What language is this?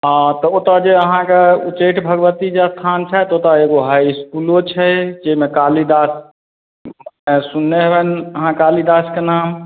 Maithili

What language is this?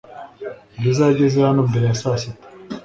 Kinyarwanda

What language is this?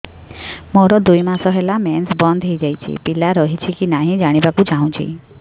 Odia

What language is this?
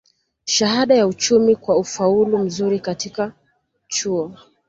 Swahili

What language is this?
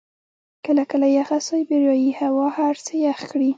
Pashto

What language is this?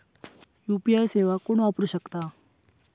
Marathi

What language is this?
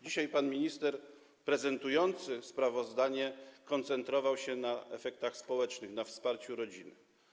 Polish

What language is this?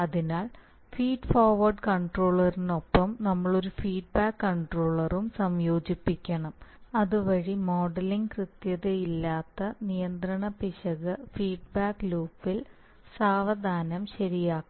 Malayalam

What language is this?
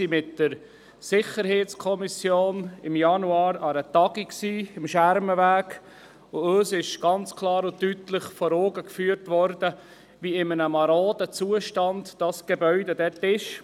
Swiss German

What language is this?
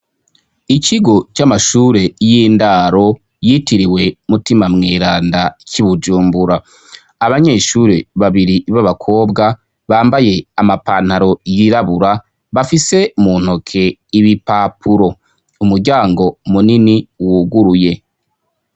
Rundi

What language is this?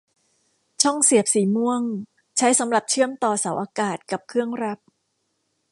Thai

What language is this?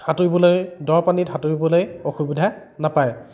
Assamese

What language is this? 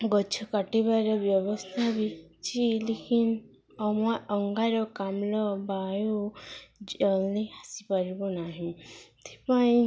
Odia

